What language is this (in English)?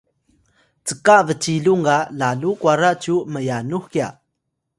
Atayal